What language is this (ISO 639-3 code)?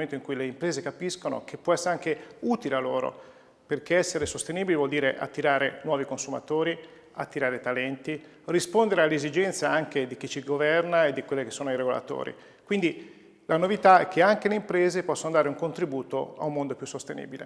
ita